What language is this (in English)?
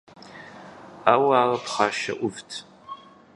Kabardian